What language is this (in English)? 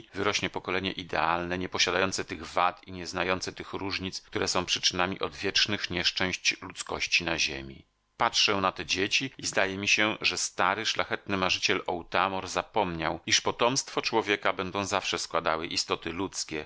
Polish